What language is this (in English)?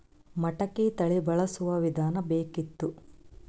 Kannada